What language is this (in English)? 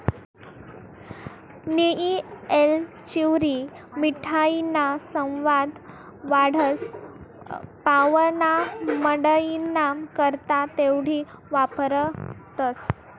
Marathi